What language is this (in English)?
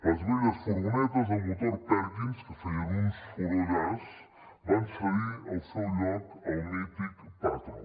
Catalan